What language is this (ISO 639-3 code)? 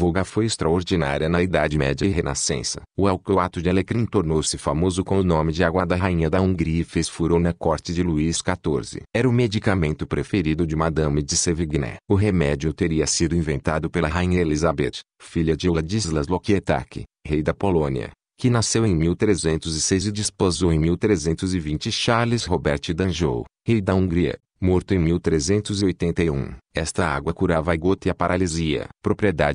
por